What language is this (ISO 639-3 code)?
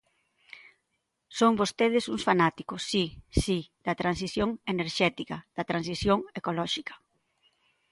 glg